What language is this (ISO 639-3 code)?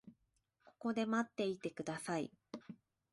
jpn